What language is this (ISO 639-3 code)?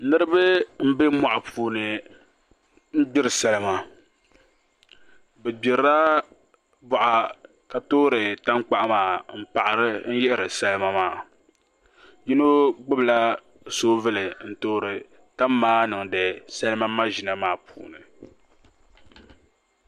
dag